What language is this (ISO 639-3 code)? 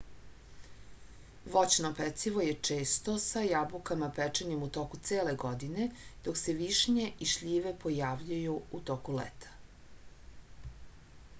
srp